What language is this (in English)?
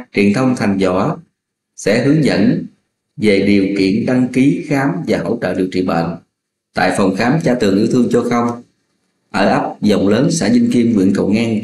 Vietnamese